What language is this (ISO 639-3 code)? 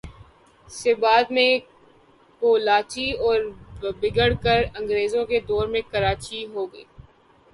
urd